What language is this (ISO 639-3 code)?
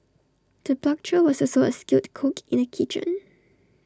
eng